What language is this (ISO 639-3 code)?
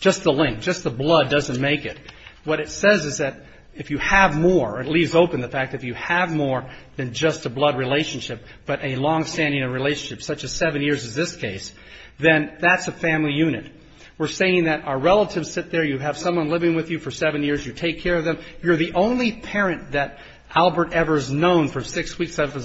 eng